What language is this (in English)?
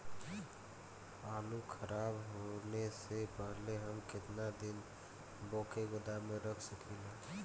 Bhojpuri